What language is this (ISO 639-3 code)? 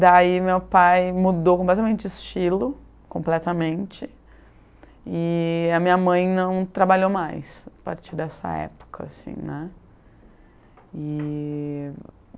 por